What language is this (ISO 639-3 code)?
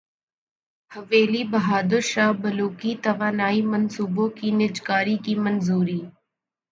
urd